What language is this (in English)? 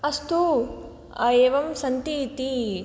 Sanskrit